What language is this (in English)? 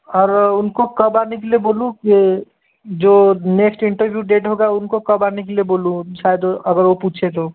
Hindi